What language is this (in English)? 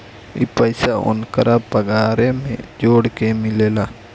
Bhojpuri